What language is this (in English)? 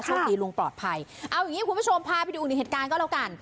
Thai